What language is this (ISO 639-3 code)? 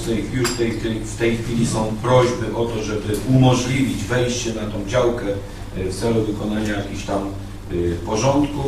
pol